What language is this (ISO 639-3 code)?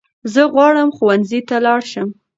pus